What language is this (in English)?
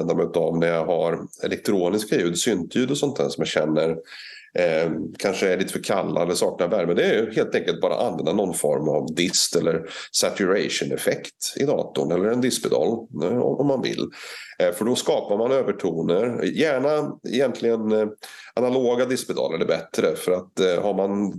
Swedish